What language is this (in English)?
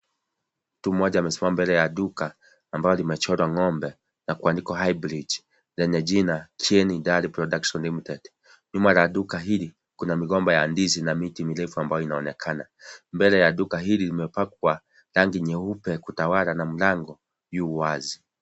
Swahili